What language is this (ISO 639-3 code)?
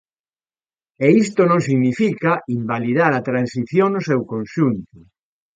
glg